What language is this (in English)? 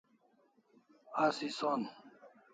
Kalasha